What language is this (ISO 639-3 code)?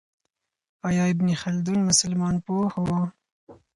pus